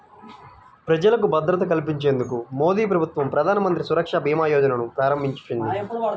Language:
Telugu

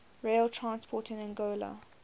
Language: English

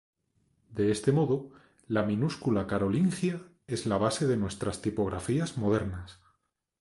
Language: Spanish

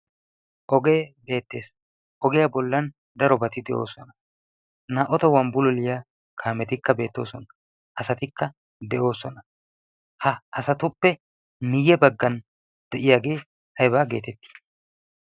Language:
Wolaytta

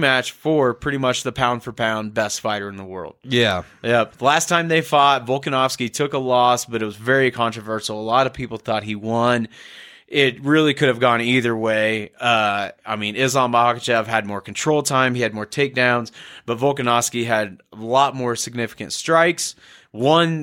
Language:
English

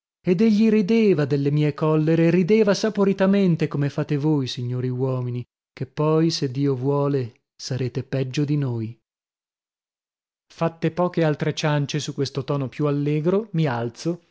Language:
Italian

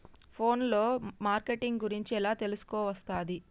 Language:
Telugu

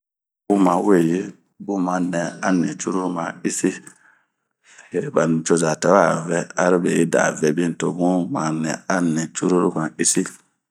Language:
Bomu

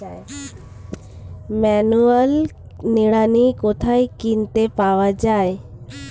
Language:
Bangla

